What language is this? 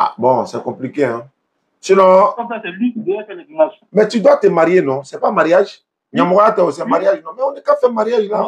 French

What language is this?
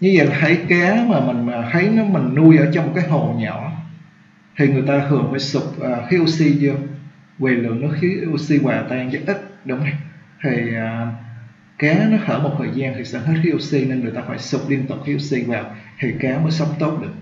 Vietnamese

